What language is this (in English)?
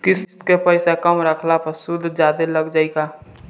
Bhojpuri